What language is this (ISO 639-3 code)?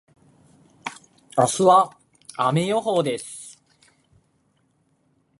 jpn